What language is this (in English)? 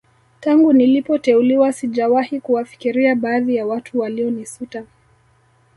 Swahili